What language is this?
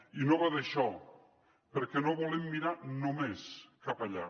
Catalan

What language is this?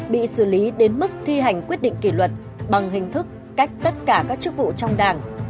Vietnamese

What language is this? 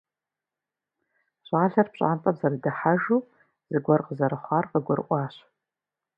Kabardian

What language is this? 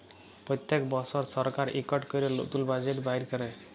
Bangla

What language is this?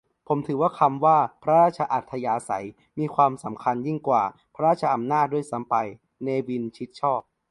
Thai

